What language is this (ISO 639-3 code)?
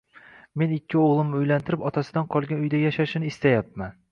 uzb